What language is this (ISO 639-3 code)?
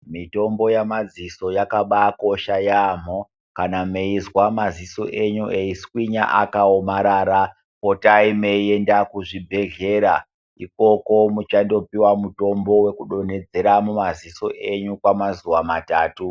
ndc